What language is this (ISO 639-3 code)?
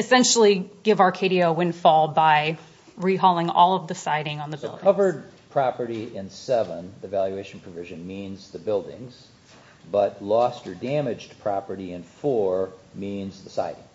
eng